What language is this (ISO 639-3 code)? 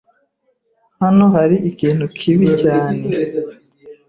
kin